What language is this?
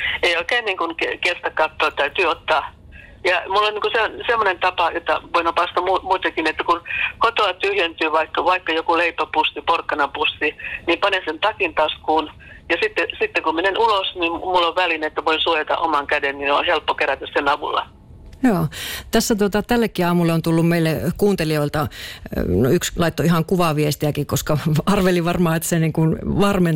Finnish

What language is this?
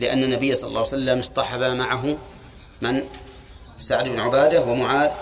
Arabic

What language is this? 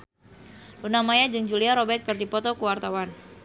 Sundanese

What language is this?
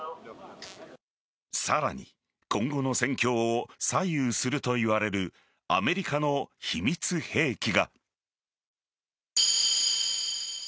Japanese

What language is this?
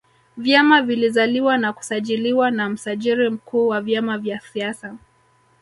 Swahili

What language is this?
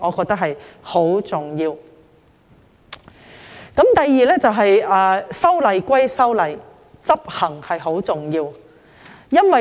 Cantonese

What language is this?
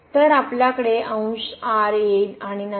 Marathi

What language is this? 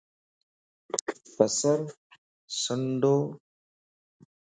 Lasi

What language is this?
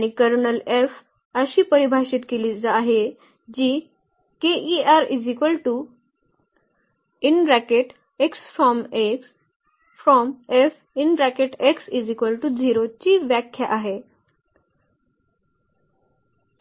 Marathi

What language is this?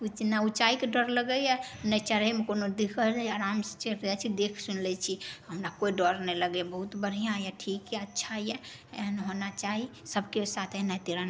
Maithili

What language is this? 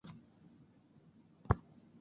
Chinese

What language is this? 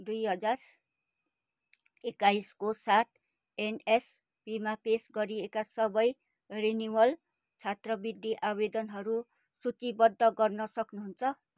Nepali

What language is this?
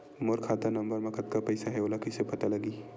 Chhattisgarhi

